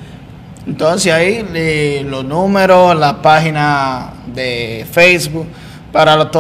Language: Spanish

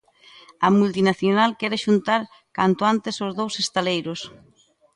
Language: Galician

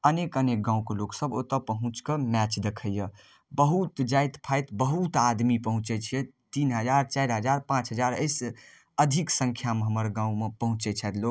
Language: Maithili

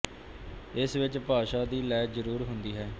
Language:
Punjabi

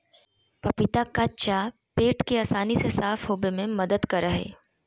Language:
Magahi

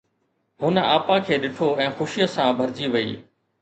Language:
Sindhi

